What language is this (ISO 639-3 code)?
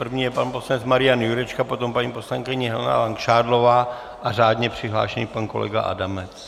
ces